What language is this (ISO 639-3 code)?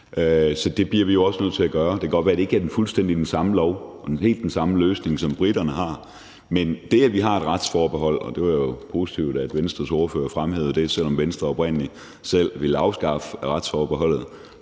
dan